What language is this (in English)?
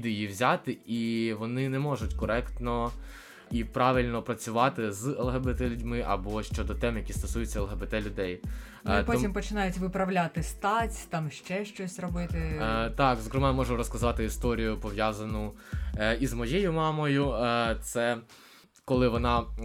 Ukrainian